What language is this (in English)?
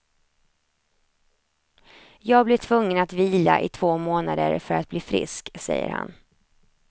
Swedish